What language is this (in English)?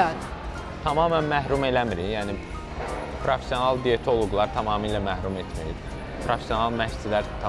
Turkish